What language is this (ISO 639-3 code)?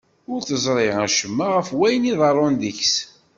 kab